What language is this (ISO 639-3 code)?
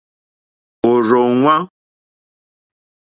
bri